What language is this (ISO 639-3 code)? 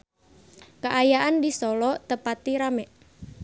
sun